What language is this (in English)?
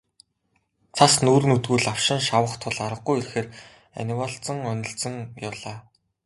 Mongolian